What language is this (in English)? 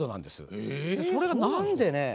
Japanese